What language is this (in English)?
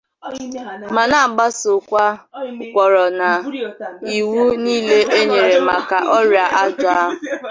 Igbo